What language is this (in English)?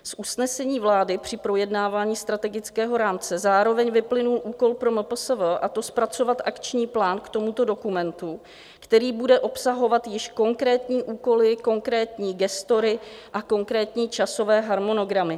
Czech